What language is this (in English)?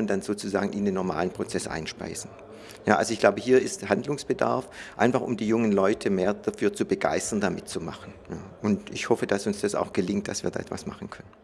German